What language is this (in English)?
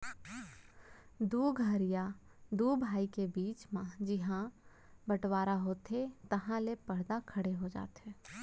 Chhattisgarhi